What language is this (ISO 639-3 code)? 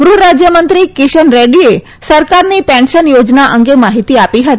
guj